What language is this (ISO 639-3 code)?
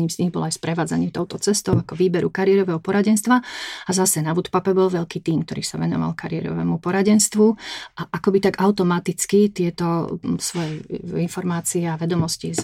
slk